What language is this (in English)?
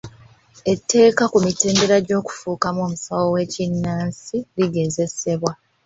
Ganda